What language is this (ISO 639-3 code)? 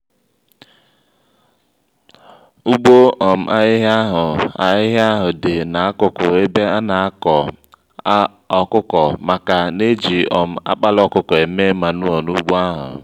ibo